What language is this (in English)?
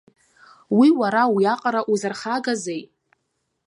Abkhazian